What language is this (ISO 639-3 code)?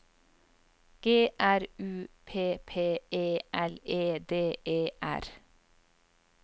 nor